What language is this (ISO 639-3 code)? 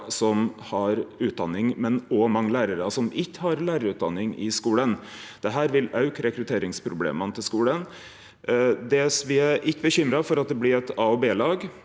nor